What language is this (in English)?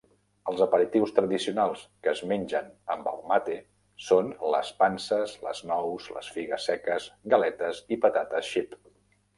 Catalan